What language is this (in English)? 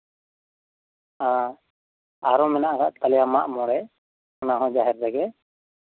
Santali